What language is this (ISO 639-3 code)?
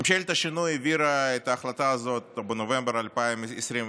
heb